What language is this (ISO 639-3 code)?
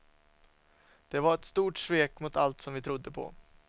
swe